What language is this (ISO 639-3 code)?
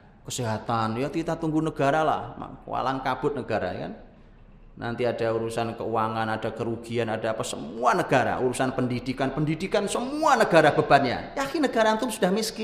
ind